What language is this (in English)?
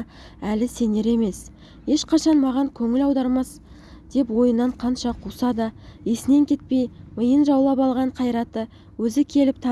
Turkish